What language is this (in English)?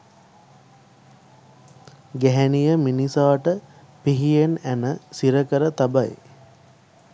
Sinhala